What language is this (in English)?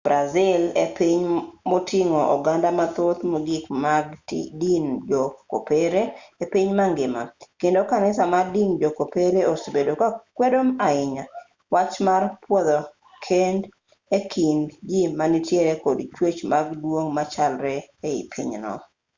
Luo (Kenya and Tanzania)